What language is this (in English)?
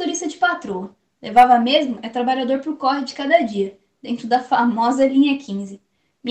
Portuguese